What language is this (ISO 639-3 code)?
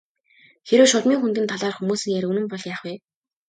mon